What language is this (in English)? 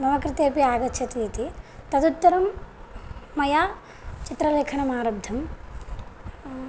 Sanskrit